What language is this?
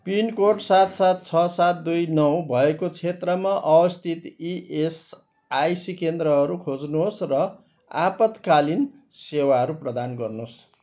Nepali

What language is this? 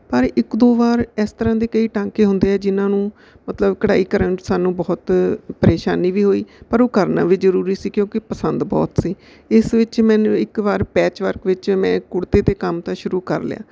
Punjabi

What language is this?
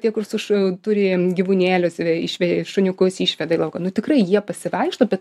Lithuanian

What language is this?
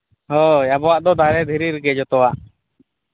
Santali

